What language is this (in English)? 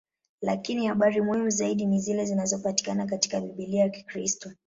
Swahili